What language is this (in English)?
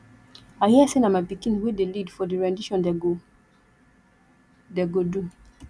Nigerian Pidgin